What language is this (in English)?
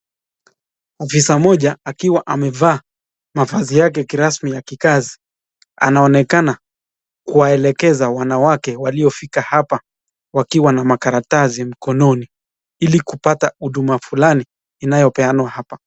Swahili